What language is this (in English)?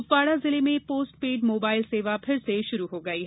Hindi